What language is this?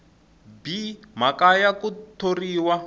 Tsonga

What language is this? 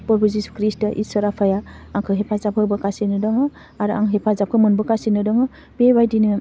Bodo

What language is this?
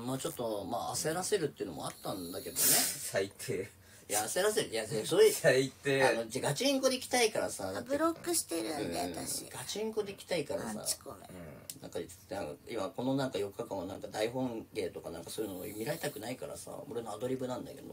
Japanese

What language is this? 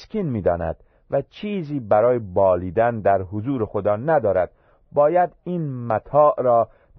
Persian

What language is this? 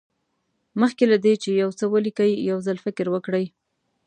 Pashto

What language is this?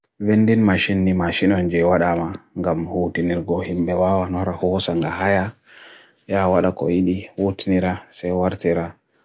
Bagirmi Fulfulde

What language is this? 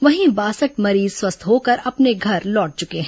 Hindi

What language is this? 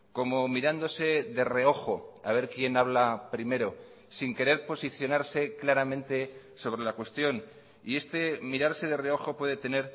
Spanish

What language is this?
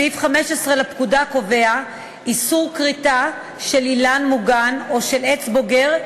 Hebrew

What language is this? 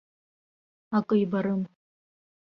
Abkhazian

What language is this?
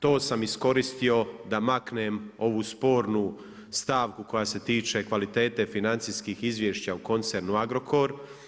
Croatian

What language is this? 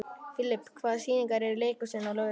Icelandic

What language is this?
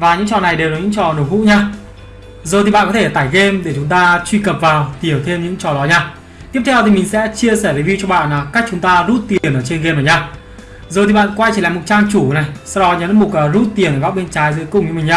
Vietnamese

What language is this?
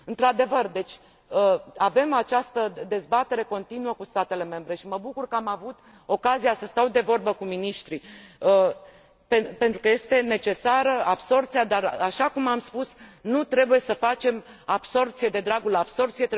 Romanian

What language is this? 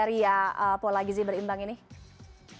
Indonesian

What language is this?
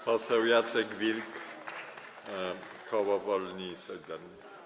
Polish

